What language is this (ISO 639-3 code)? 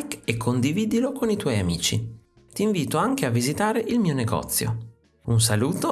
ita